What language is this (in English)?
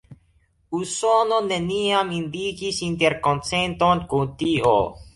Esperanto